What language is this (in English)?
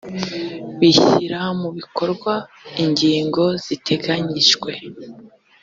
Kinyarwanda